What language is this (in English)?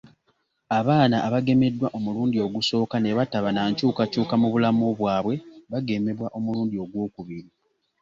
Ganda